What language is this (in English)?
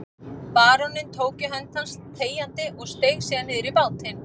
Icelandic